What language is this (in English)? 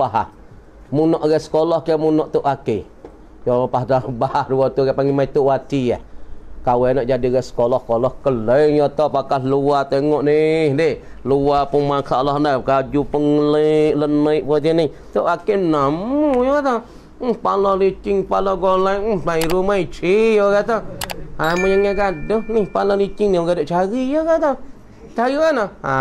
Malay